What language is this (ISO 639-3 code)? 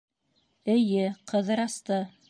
bak